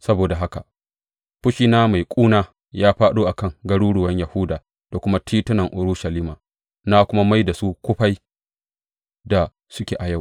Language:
Hausa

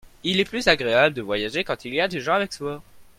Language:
French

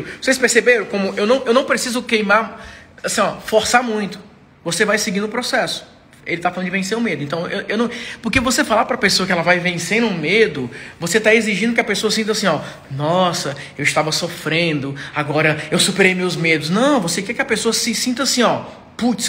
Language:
Portuguese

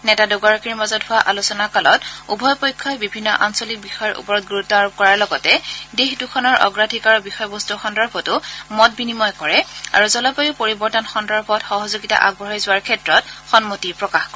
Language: Assamese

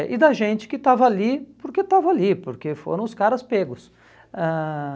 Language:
Portuguese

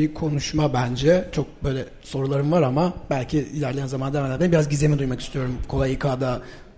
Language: Turkish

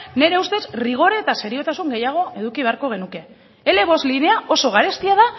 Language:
Basque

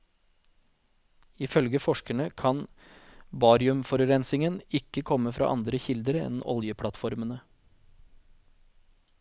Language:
Norwegian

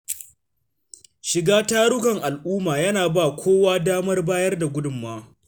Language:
Hausa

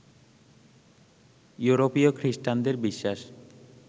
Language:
Bangla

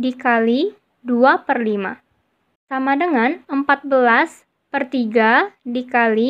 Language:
Indonesian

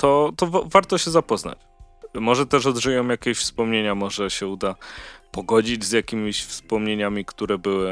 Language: Polish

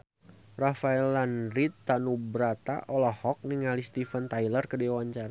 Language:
Sundanese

